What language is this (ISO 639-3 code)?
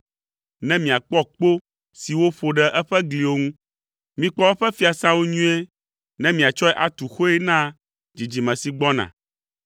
ewe